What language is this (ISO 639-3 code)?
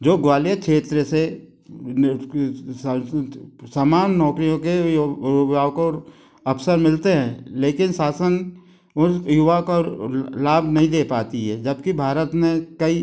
hin